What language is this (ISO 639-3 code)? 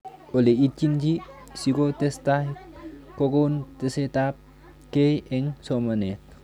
kln